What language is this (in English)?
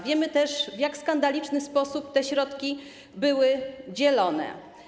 Polish